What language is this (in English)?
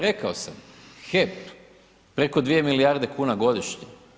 Croatian